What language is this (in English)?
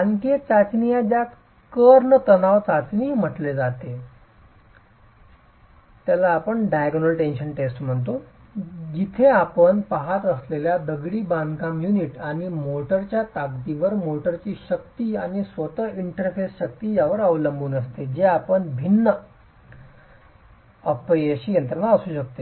Marathi